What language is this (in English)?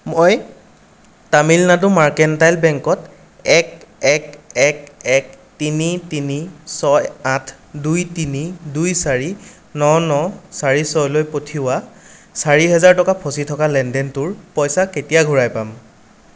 Assamese